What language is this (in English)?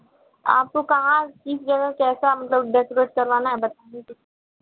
Hindi